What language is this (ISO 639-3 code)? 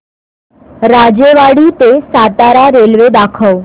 mar